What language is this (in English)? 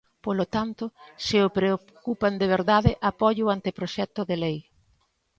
Galician